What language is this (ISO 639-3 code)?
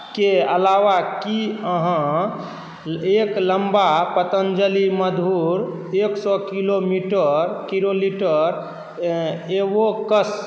mai